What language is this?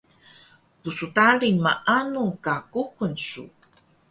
Taroko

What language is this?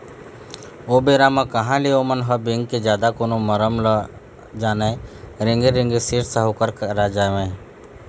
Chhattisgarhi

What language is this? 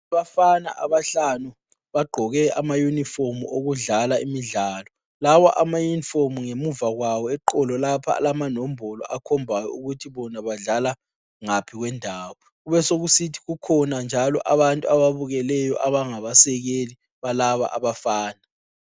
North Ndebele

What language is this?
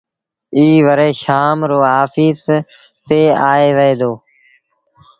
Sindhi Bhil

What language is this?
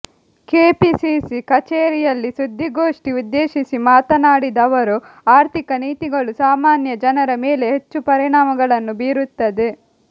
Kannada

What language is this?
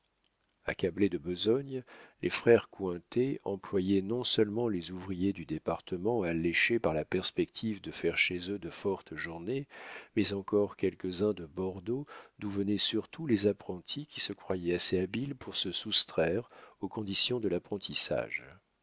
French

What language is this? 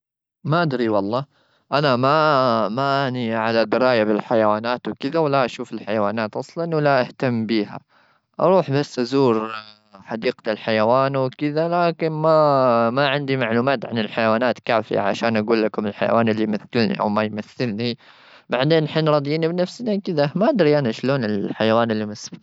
Gulf Arabic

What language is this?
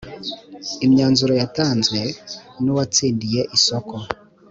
Kinyarwanda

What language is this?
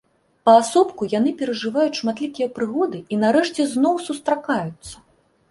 Belarusian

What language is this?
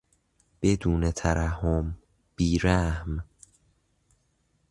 Persian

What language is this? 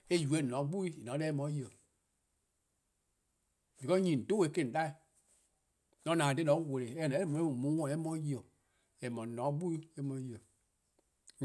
Eastern Krahn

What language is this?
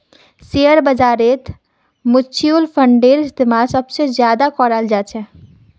Magahi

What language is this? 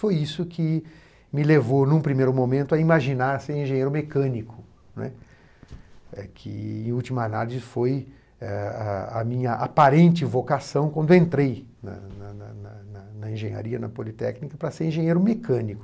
Portuguese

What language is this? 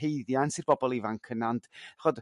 Welsh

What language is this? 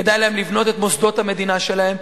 Hebrew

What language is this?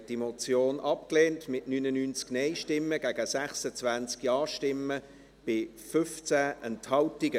Swiss German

